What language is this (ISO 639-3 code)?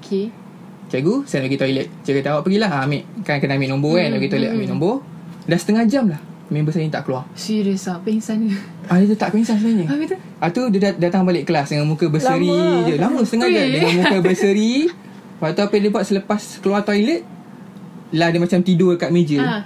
msa